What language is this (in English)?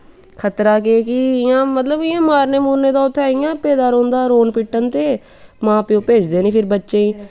Dogri